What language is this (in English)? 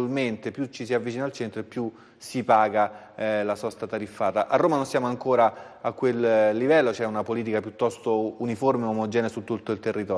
Italian